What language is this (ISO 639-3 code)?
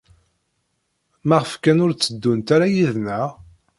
kab